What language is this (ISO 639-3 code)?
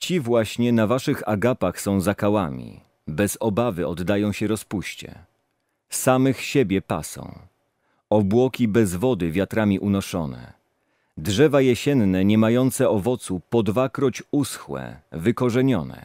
pol